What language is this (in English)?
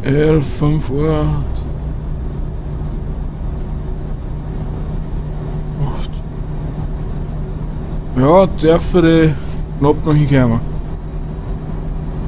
German